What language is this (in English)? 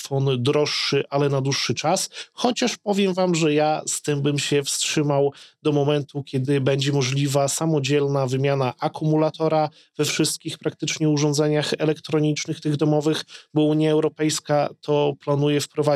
Polish